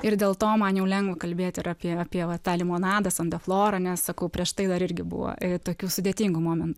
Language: Lithuanian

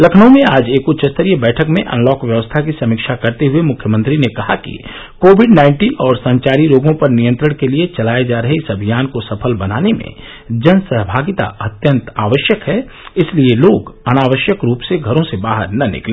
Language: Hindi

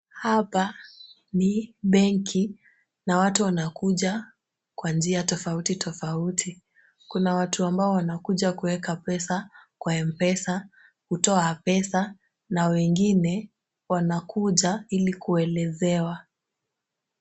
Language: Swahili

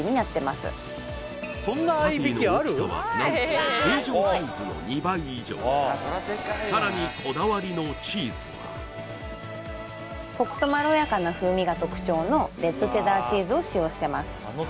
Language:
Japanese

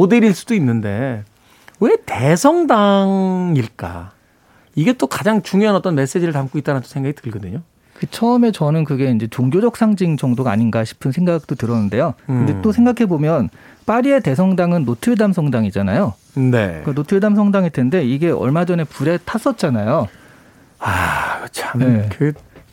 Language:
Korean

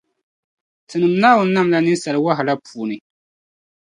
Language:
Dagbani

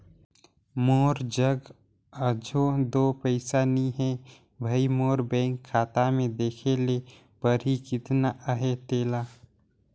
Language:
Chhattisgarhi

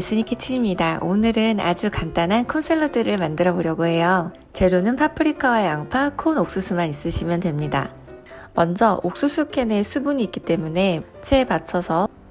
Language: Korean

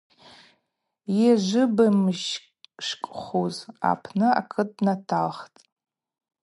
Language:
Abaza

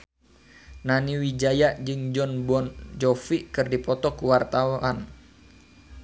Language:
Sundanese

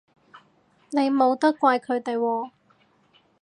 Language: Cantonese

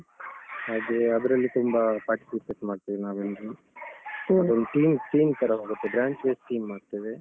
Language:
Kannada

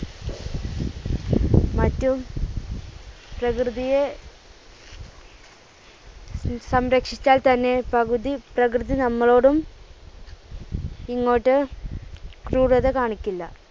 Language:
Malayalam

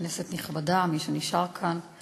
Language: Hebrew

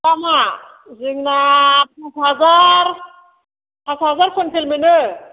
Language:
Bodo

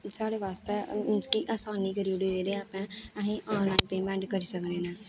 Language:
Dogri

